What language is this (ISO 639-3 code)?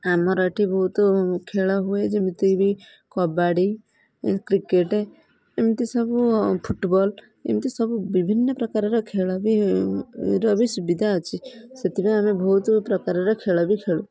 ori